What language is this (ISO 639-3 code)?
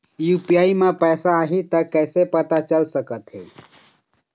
hne